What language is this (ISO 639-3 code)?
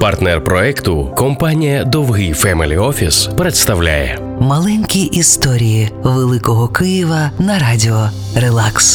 ukr